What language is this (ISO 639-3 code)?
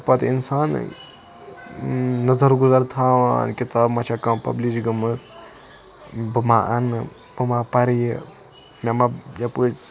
kas